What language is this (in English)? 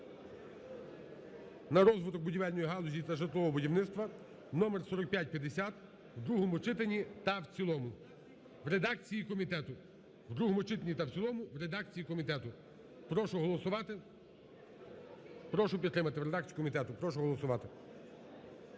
Ukrainian